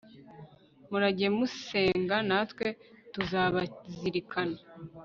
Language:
Kinyarwanda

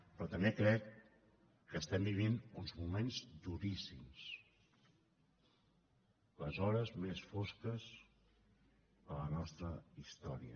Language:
Catalan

